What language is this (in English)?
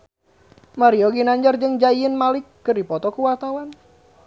Sundanese